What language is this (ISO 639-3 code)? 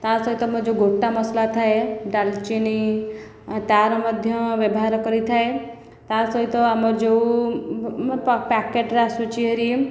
ori